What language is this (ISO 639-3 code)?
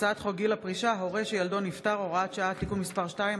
heb